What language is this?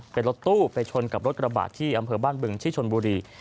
Thai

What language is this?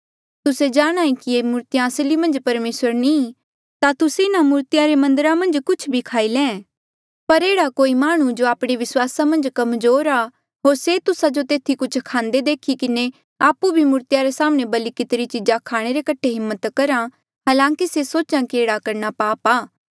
Mandeali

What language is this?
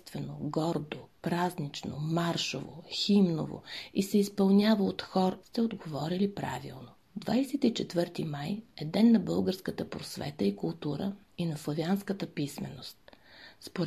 Bulgarian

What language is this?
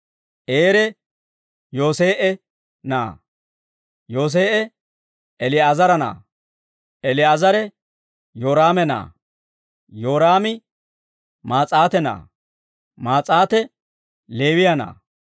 Dawro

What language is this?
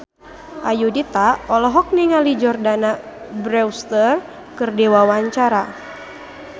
Sundanese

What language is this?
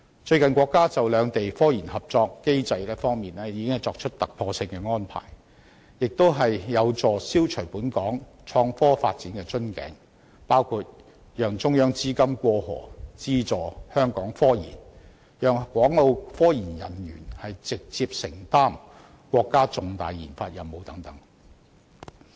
Cantonese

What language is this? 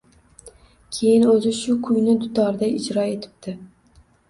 Uzbek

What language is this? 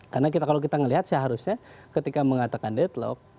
Indonesian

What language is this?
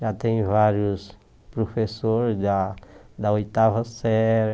Portuguese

